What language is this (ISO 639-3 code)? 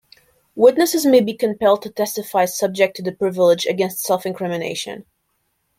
eng